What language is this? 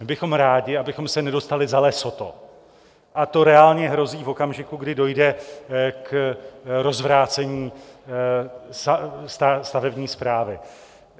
Czech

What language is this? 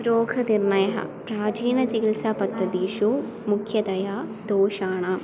Sanskrit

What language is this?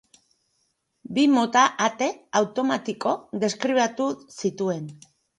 Basque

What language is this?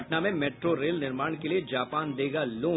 Hindi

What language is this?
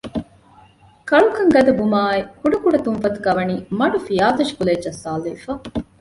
Divehi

